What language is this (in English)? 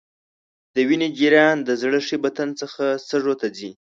Pashto